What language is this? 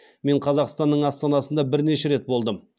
Kazakh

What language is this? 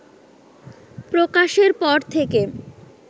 Bangla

